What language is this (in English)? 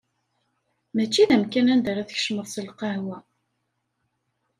Kabyle